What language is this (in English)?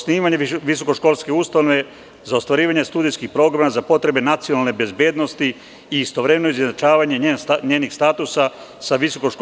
Serbian